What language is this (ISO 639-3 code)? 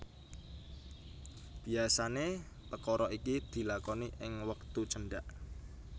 jav